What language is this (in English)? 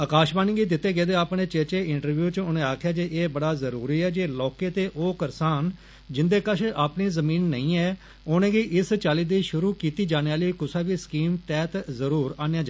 Dogri